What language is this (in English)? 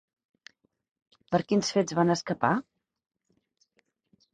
Catalan